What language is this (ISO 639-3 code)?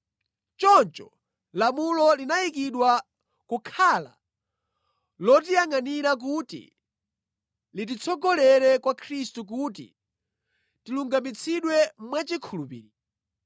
nya